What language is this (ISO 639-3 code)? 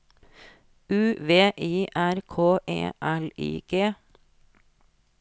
nor